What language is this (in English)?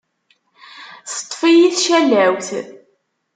Kabyle